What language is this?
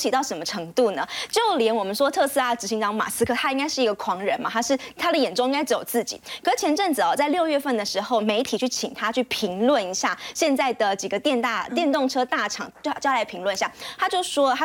Chinese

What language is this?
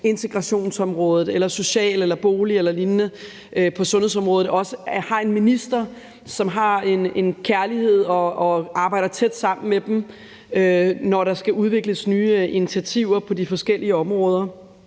Danish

